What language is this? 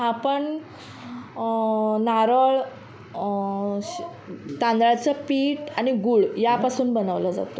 Marathi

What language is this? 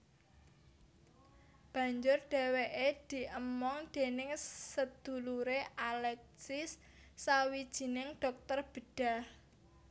Javanese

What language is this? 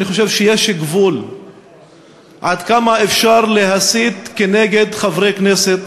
Hebrew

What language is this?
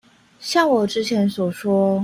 Chinese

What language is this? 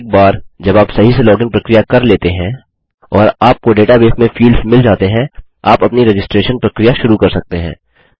Hindi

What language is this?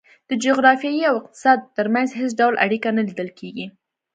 Pashto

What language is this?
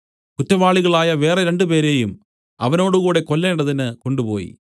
Malayalam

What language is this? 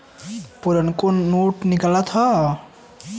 Bhojpuri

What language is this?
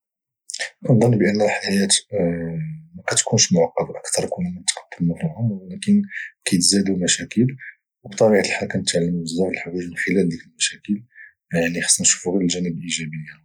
Moroccan Arabic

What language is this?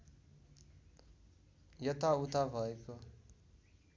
Nepali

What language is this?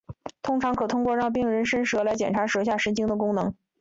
Chinese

